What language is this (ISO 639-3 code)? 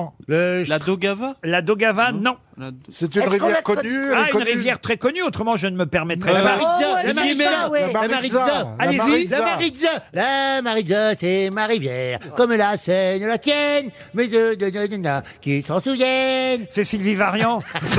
fra